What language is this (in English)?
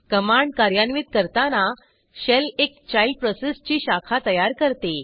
Marathi